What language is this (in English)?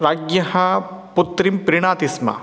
Sanskrit